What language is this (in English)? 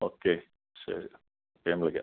Malayalam